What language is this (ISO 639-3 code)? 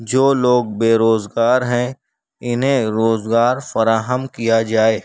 urd